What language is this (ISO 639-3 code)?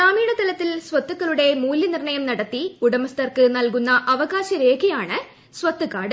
mal